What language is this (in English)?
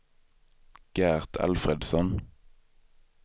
Swedish